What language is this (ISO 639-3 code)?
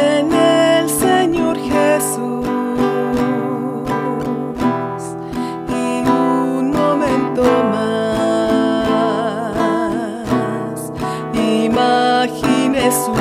ind